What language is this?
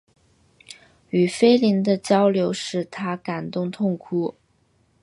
Chinese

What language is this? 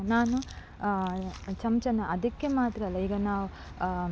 Kannada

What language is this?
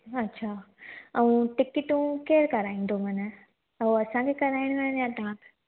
Sindhi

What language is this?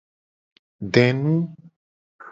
Gen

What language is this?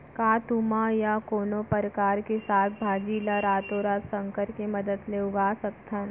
Chhattisgarhi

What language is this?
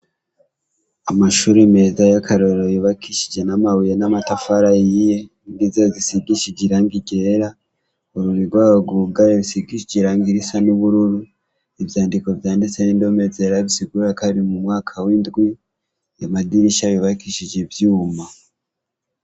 Rundi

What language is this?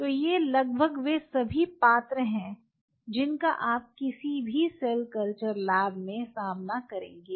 Hindi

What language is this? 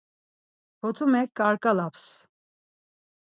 Laz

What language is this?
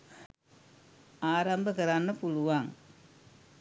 Sinhala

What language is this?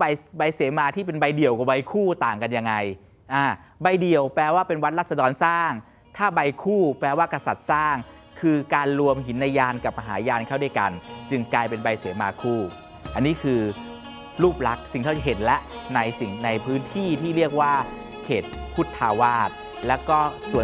Thai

